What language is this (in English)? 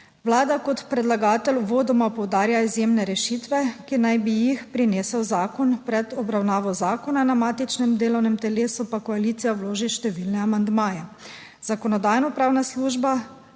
Slovenian